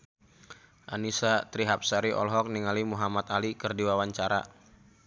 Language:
Sundanese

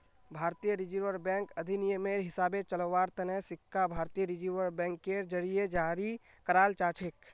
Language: Magahi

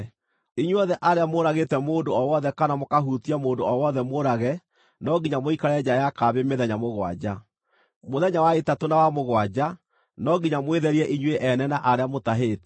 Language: Kikuyu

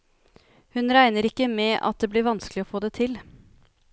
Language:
Norwegian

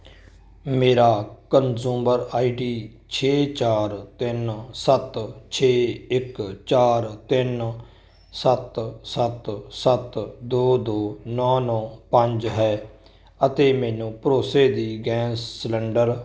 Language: Punjabi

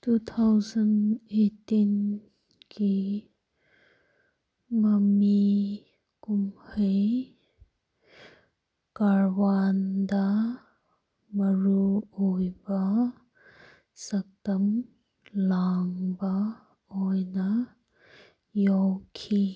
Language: Manipuri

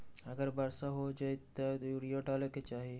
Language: Magahi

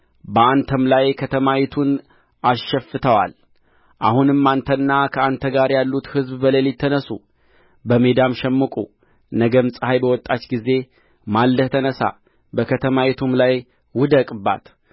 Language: Amharic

